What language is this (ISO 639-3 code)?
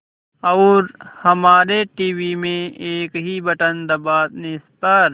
hin